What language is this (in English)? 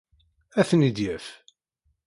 Kabyle